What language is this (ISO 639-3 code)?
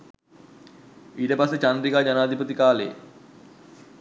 sin